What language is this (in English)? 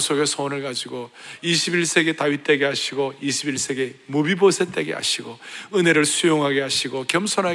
Korean